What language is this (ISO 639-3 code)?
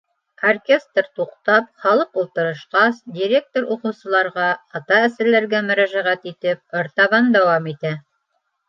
bak